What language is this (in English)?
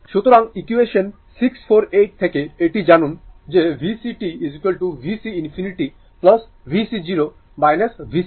Bangla